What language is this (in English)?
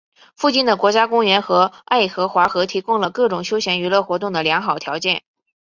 Chinese